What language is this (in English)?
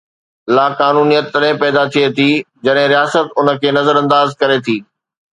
Sindhi